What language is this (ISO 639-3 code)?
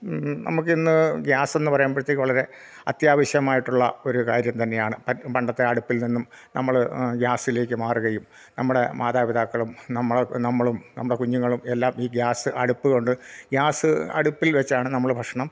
mal